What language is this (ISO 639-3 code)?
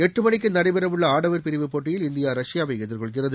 tam